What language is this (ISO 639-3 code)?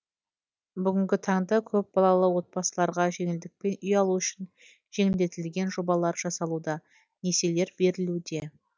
kaz